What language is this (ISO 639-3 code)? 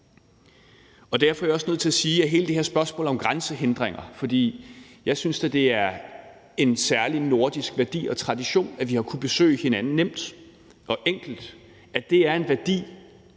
dan